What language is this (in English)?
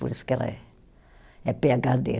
Portuguese